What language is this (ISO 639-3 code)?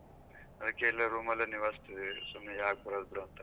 kan